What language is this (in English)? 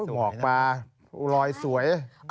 Thai